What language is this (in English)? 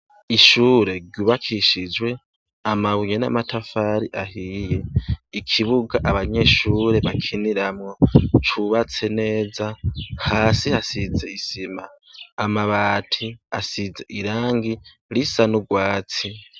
Rundi